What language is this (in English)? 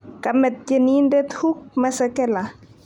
Kalenjin